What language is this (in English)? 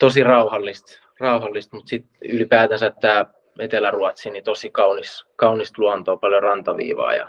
Finnish